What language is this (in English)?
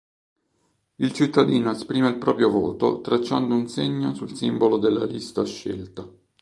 Italian